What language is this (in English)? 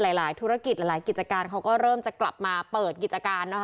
Thai